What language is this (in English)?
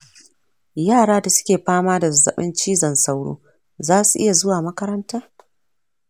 Hausa